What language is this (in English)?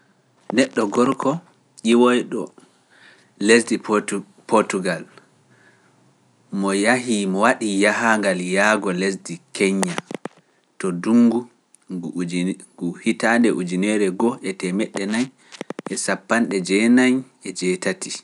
Pular